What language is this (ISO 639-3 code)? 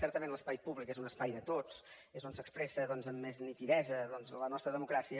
cat